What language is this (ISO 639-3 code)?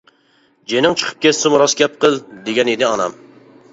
uig